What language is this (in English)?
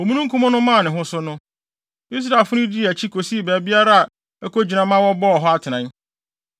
Akan